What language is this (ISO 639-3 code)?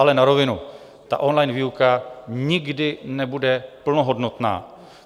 ces